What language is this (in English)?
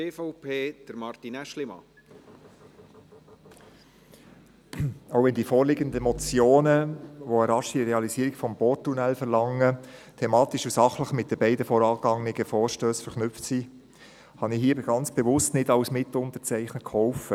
Swiss German